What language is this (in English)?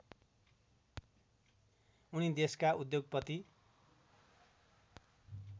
Nepali